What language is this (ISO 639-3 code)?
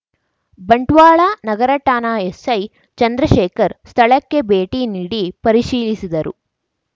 kan